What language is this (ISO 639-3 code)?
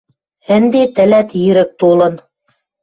mrj